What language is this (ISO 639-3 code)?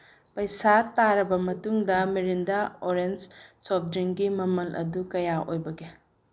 mni